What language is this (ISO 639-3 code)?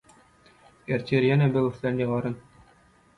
tuk